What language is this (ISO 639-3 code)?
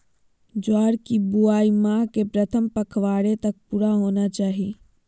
mag